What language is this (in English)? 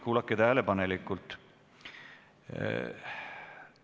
Estonian